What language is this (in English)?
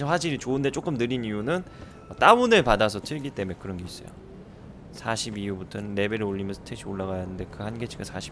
Korean